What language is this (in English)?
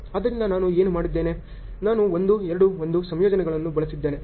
Kannada